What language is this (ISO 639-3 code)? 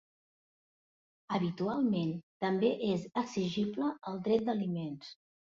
cat